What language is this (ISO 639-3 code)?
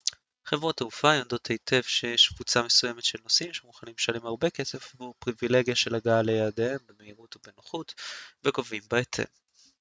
heb